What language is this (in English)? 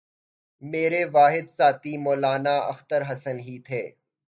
Urdu